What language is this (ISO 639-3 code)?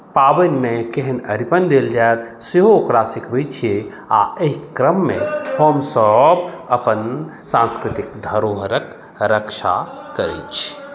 mai